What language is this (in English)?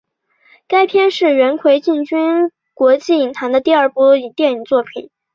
Chinese